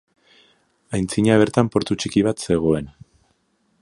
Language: Basque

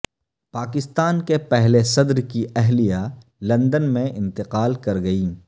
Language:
Urdu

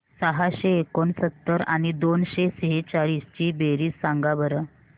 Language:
Marathi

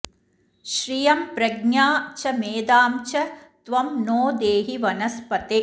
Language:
Sanskrit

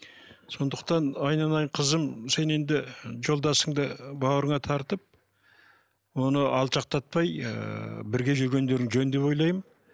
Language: Kazakh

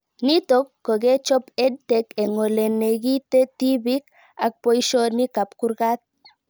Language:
Kalenjin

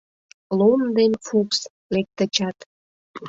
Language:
Mari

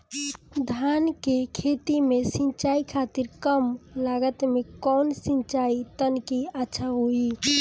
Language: Bhojpuri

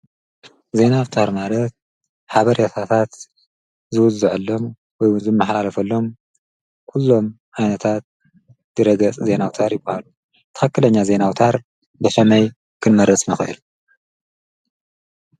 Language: Tigrinya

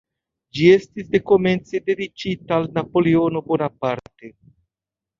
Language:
Esperanto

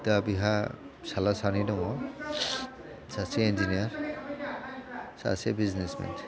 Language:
Bodo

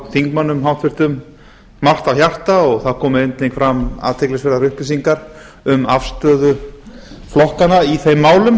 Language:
Icelandic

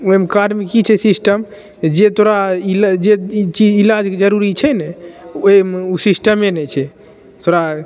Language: Maithili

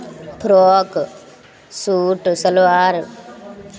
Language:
Maithili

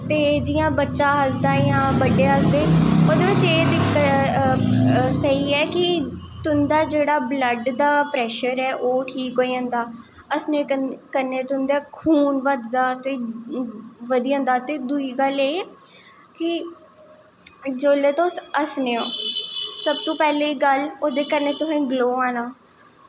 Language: Dogri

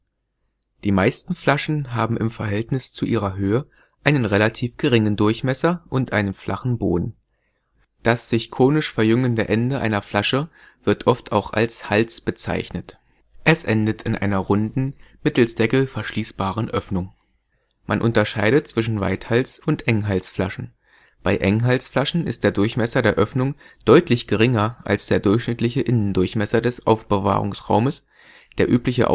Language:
German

